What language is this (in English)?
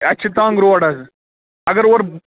Kashmiri